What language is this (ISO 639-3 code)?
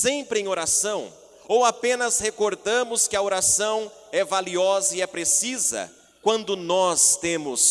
por